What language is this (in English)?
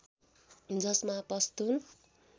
Nepali